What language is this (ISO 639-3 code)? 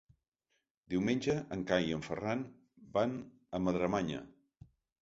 cat